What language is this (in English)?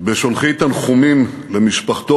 Hebrew